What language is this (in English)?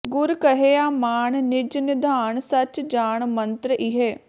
Punjabi